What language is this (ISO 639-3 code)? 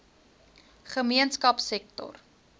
afr